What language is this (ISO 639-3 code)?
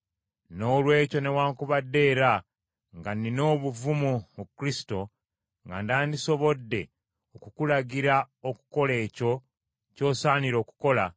lug